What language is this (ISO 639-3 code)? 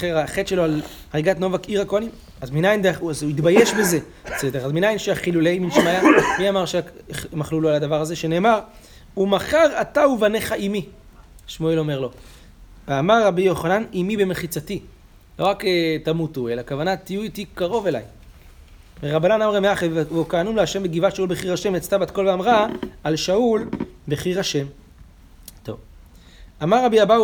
heb